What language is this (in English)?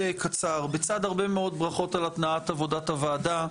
Hebrew